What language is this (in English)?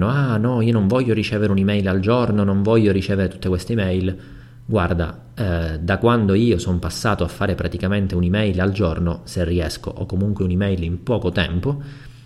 Italian